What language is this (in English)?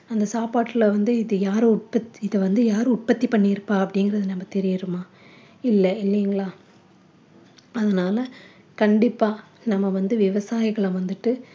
Tamil